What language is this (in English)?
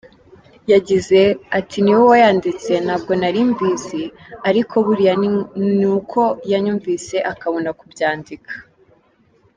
Kinyarwanda